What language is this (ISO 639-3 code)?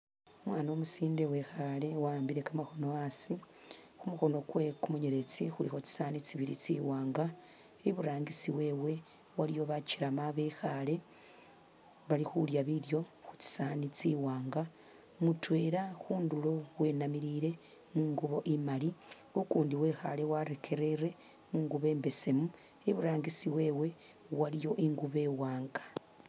myx